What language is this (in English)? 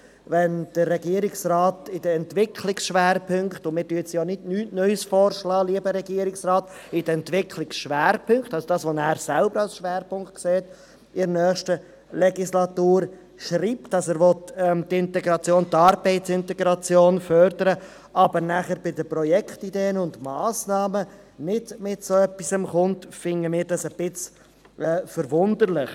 Swiss German